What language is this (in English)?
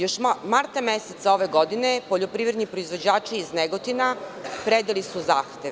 Serbian